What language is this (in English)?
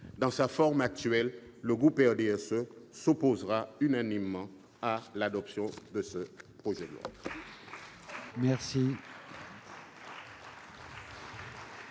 French